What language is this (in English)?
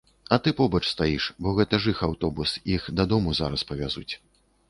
Belarusian